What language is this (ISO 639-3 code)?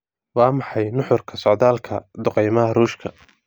som